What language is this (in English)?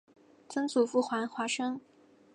Chinese